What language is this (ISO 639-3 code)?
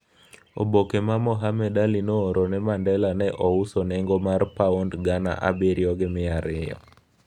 luo